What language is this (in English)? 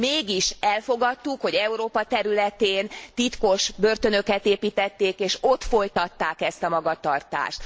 Hungarian